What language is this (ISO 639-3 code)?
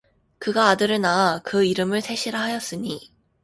kor